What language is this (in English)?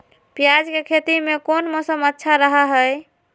Magahi